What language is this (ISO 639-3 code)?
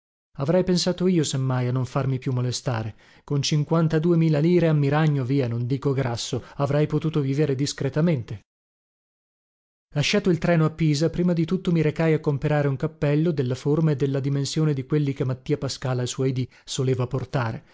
ita